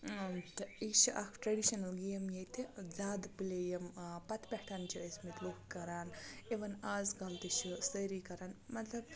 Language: Kashmiri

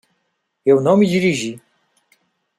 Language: Portuguese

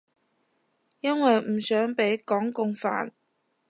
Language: Cantonese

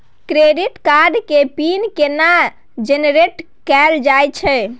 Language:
Maithili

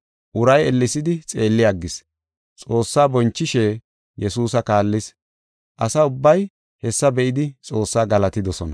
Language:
Gofa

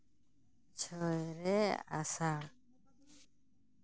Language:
Santali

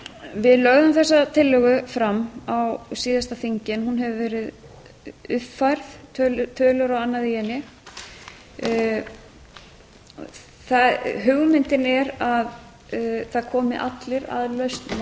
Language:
Icelandic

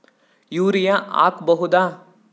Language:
Kannada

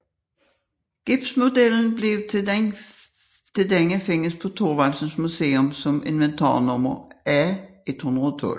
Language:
Danish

